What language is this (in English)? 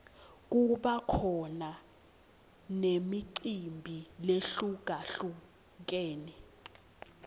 Swati